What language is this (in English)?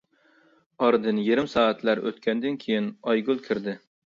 Uyghur